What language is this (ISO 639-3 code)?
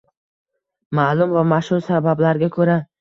uzb